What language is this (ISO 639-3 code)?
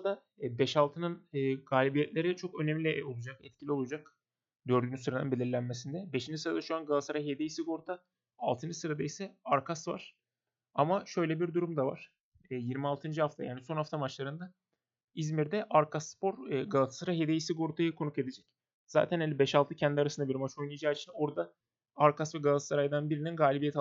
tur